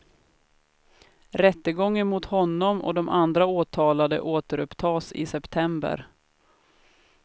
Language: Swedish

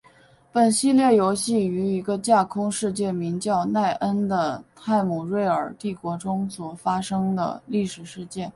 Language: Chinese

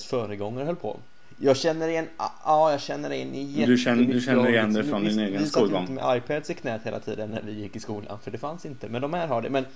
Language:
Swedish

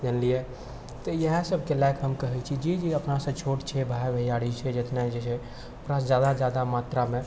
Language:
Maithili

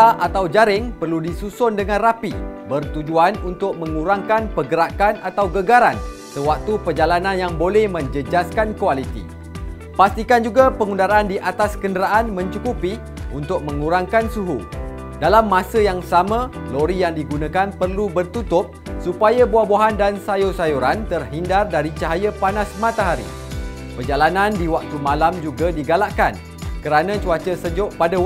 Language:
Malay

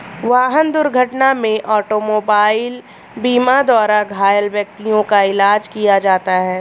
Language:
Hindi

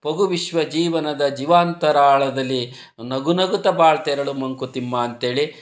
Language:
Kannada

